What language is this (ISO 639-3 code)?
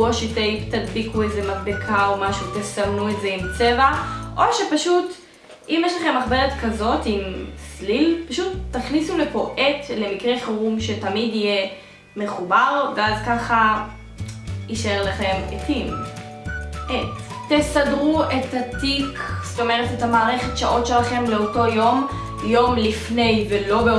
heb